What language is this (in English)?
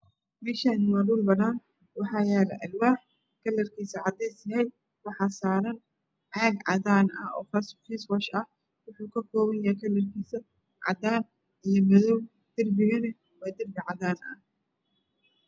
Somali